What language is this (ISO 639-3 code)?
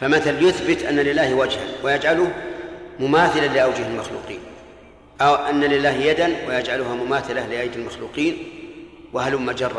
ara